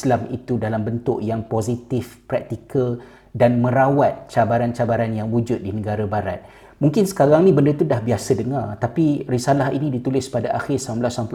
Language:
Malay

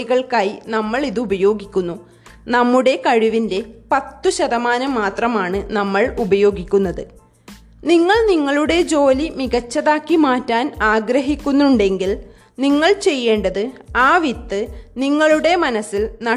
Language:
Malayalam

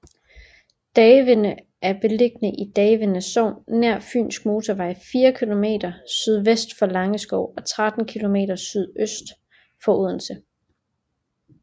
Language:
Danish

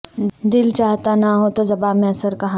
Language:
Urdu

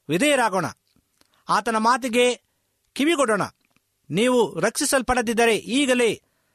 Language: Kannada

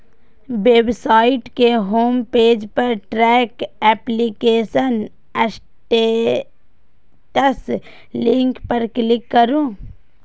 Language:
Maithili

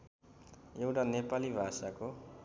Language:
Nepali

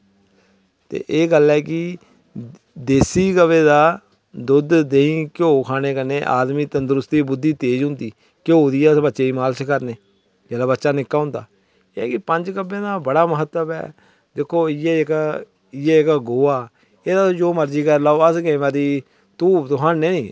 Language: Dogri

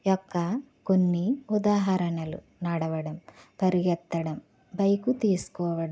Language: Telugu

